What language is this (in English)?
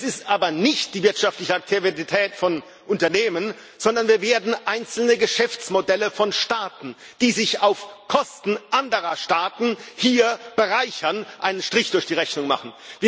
German